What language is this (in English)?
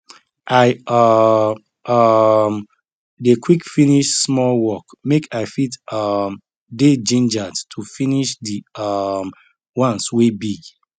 Nigerian Pidgin